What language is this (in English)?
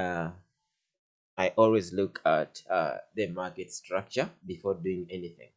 English